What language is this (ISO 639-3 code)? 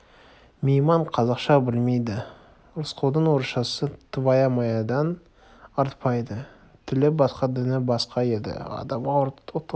kaz